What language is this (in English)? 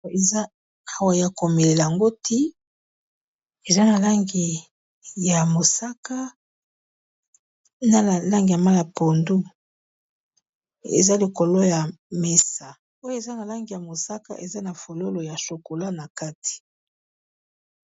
Lingala